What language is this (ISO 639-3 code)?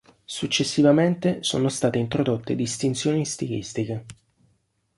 ita